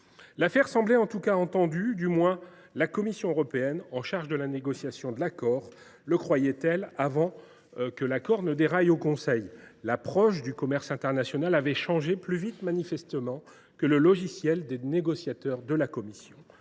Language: French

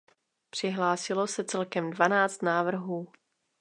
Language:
Czech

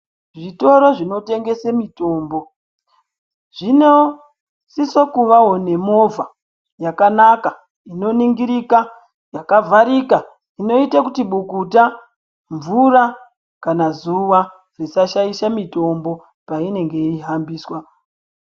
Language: Ndau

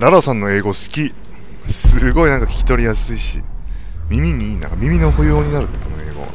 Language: Japanese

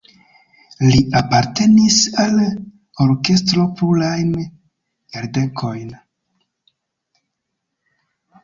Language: Esperanto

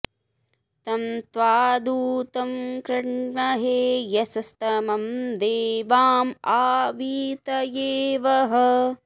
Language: Sanskrit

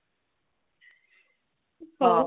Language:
Odia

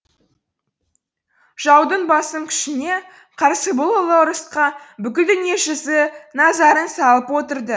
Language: Kazakh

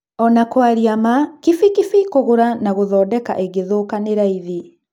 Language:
Kikuyu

